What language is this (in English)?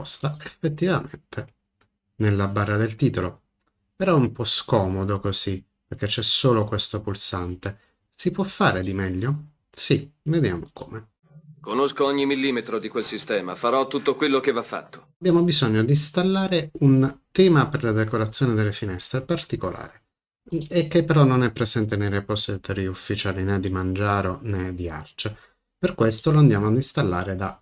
Italian